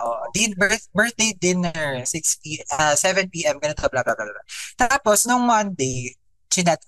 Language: Filipino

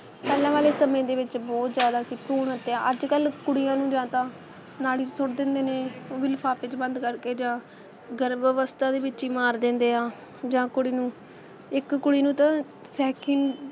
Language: Punjabi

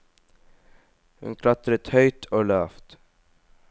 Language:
Norwegian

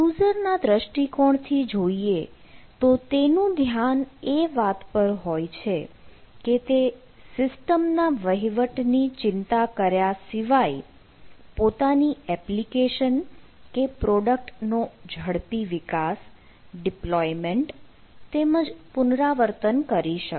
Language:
Gujarati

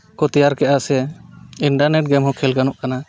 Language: Santali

